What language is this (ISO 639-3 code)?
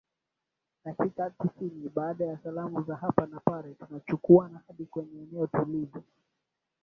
swa